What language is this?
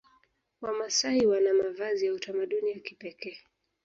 Swahili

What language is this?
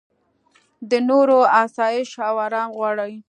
Pashto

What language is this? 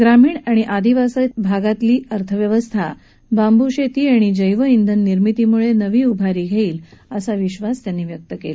Marathi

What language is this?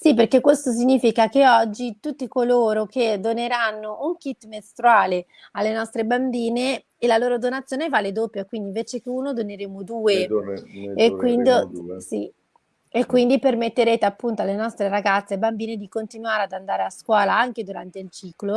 Italian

